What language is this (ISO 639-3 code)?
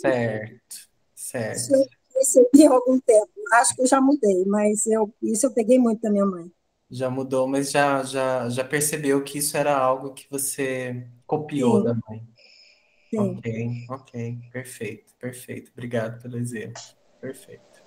por